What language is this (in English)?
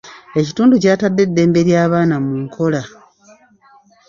Ganda